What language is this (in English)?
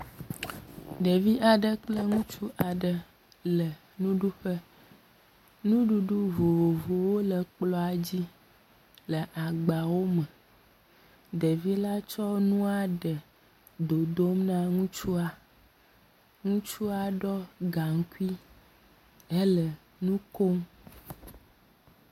Ewe